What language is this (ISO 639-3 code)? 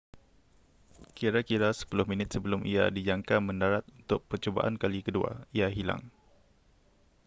msa